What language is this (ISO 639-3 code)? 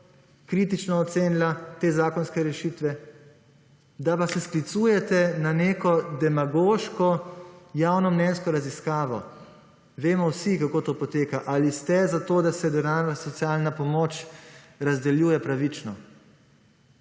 slv